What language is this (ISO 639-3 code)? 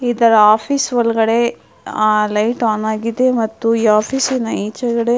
kan